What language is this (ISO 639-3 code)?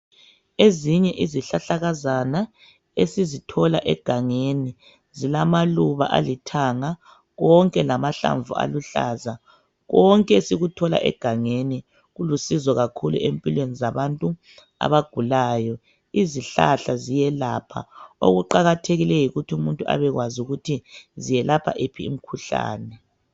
nde